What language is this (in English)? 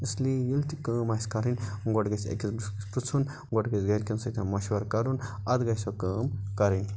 Kashmiri